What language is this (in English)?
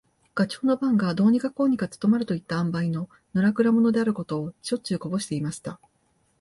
Japanese